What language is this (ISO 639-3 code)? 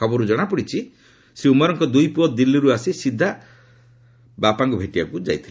ori